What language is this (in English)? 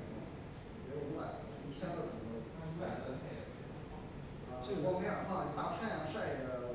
Chinese